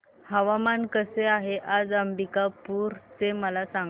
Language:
Marathi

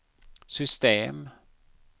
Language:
Swedish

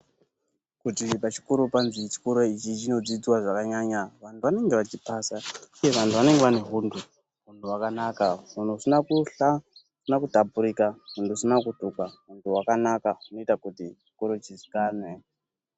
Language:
Ndau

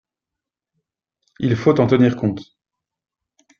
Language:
French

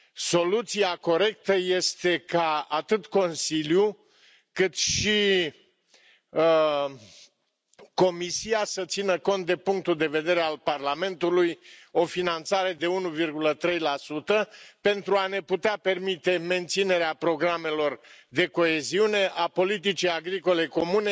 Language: Romanian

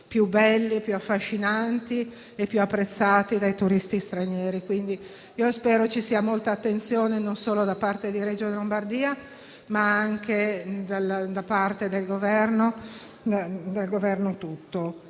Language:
Italian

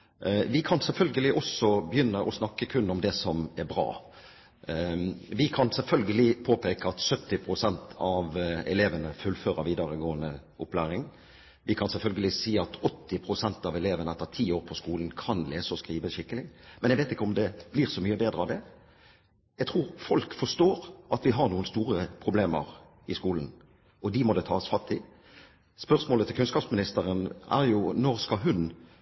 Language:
Norwegian Bokmål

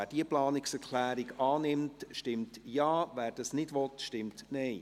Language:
Swiss German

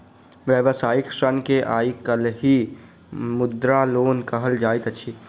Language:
Maithili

